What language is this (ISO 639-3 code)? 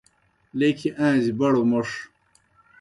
plk